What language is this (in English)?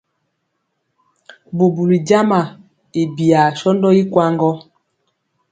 Mpiemo